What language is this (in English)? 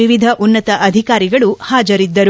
Kannada